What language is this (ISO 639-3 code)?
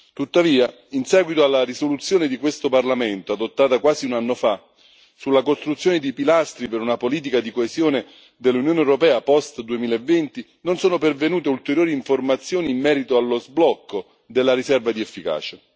ita